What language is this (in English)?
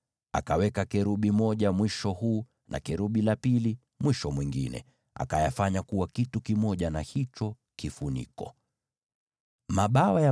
Swahili